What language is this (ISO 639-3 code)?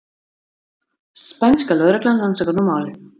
isl